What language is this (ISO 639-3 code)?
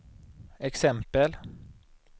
swe